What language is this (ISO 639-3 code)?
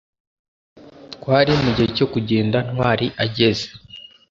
kin